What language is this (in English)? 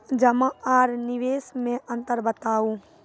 Maithili